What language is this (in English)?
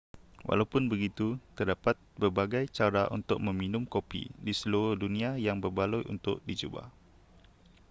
Malay